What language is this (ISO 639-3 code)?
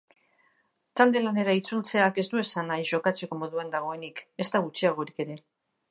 eus